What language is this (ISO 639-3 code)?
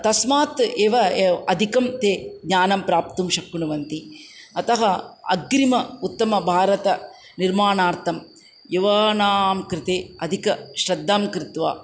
san